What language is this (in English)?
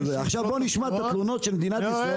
Hebrew